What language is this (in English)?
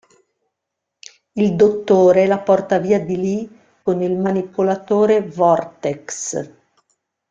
Italian